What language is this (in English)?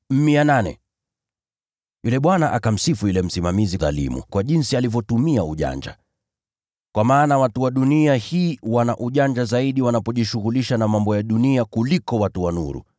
Swahili